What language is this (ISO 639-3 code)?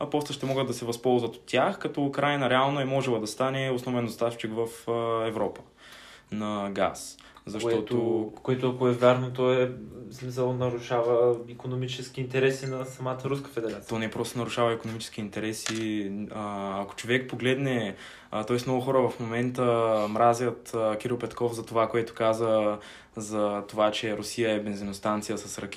bul